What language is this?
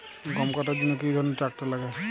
Bangla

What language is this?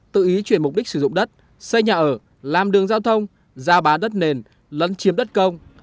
Vietnamese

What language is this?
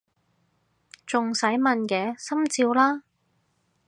Cantonese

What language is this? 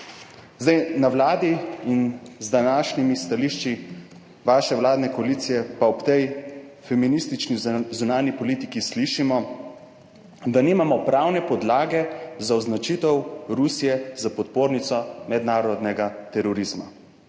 Slovenian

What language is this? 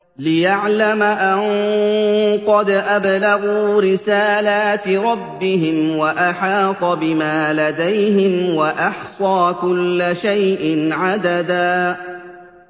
Arabic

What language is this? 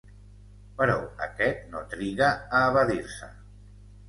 Catalan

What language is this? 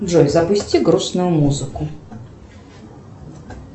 Russian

